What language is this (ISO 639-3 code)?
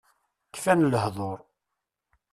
kab